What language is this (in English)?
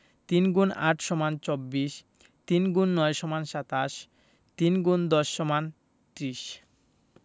Bangla